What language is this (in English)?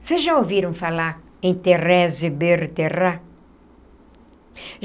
Portuguese